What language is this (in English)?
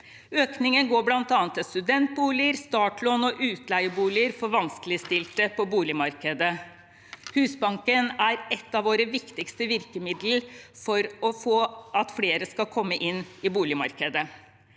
Norwegian